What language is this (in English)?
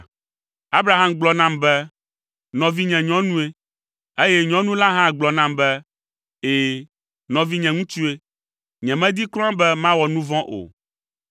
Ewe